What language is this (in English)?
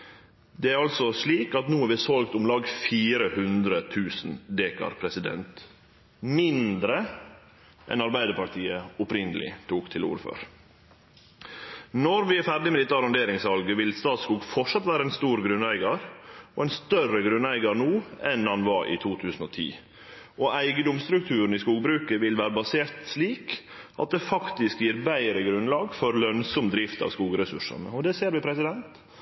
Norwegian Nynorsk